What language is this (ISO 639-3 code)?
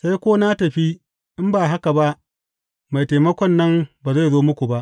hau